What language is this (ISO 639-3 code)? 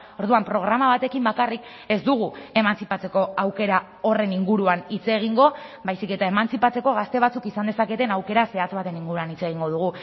eus